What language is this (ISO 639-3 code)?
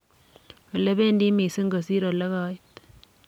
kln